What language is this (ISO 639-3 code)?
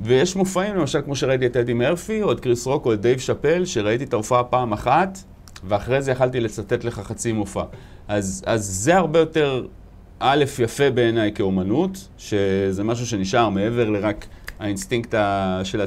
heb